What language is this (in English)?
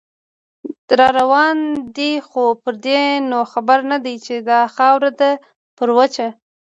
Pashto